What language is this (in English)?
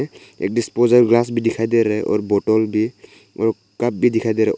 Hindi